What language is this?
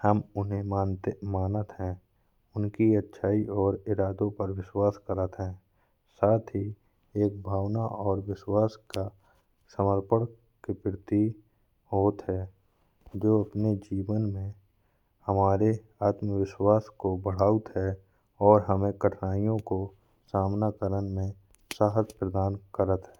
Bundeli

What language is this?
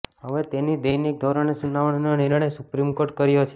Gujarati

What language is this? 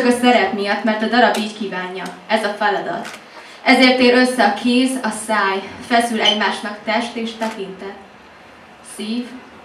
Hungarian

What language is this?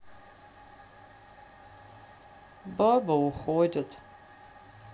Russian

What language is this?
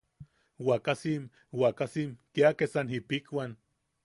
Yaqui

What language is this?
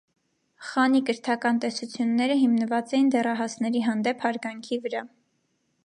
Armenian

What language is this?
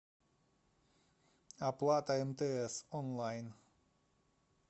Russian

